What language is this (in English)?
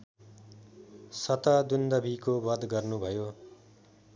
Nepali